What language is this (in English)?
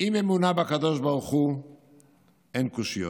Hebrew